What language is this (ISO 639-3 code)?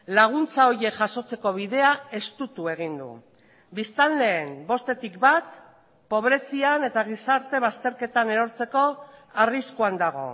eus